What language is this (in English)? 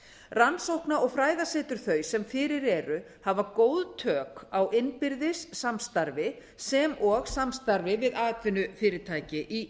Icelandic